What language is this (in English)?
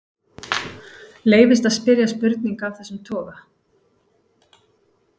Icelandic